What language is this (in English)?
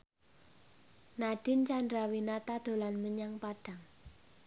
Javanese